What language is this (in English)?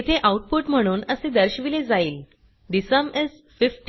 Marathi